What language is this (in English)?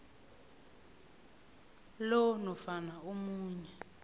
South Ndebele